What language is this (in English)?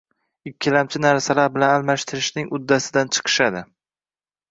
Uzbek